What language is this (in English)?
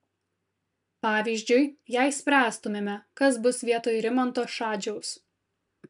Lithuanian